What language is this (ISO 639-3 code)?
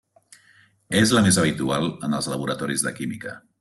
cat